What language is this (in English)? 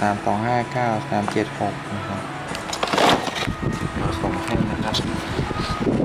Thai